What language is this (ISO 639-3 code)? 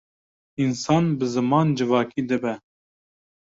kur